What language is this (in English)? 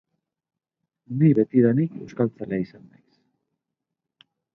Basque